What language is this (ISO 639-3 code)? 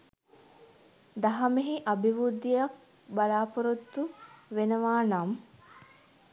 sin